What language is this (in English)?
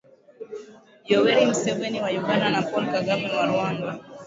Swahili